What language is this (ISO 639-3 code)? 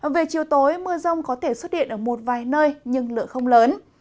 vie